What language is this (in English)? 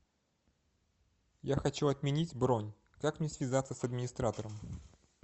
Russian